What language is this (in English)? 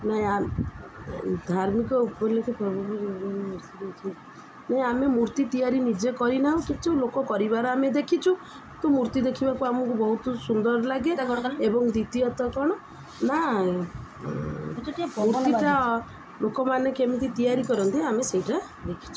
Odia